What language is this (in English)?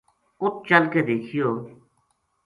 Gujari